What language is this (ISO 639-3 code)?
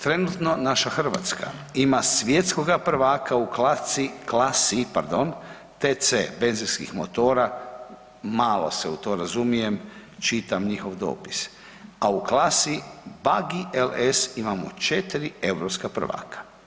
hrv